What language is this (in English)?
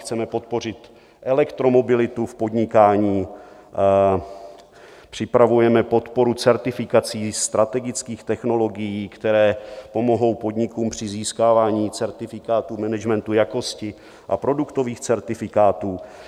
Czech